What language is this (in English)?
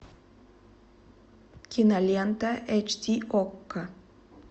Russian